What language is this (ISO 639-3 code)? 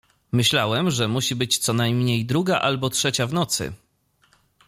pol